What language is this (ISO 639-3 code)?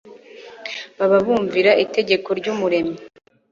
kin